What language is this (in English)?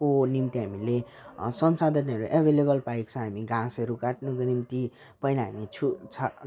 Nepali